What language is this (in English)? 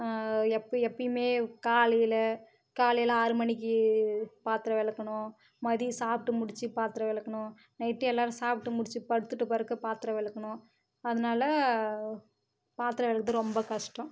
Tamil